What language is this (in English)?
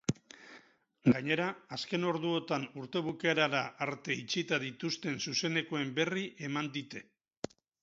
Basque